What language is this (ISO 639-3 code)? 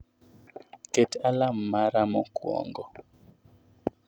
luo